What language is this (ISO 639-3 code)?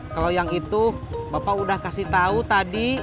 ind